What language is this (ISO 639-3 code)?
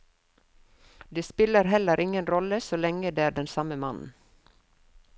nor